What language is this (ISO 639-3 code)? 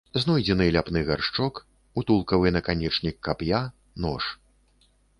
bel